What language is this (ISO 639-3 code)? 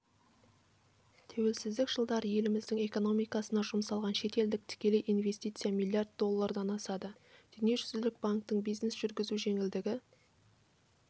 kaz